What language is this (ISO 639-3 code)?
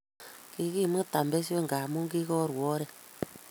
kln